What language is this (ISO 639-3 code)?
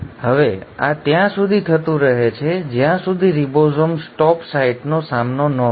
guj